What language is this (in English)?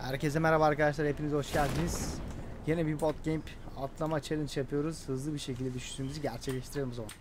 Turkish